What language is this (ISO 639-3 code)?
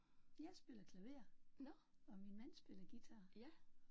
dan